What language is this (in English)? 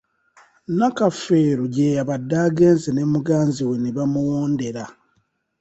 Ganda